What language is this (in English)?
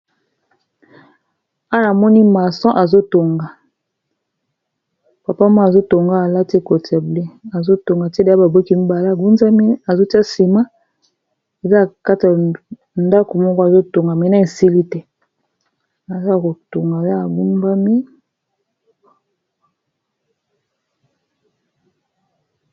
Lingala